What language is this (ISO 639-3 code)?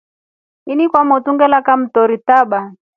rof